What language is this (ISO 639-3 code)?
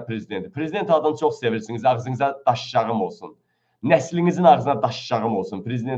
tur